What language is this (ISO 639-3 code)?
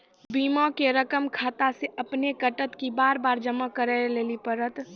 mai